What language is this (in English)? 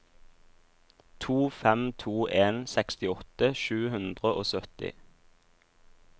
Norwegian